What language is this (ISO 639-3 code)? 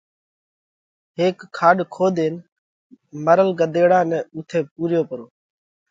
kvx